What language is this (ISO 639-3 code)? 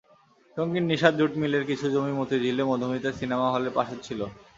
ben